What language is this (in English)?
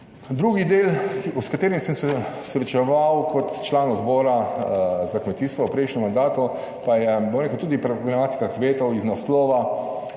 Slovenian